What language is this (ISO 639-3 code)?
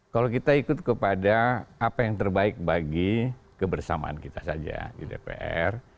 ind